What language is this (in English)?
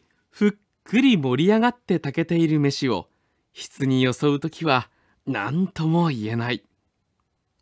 Japanese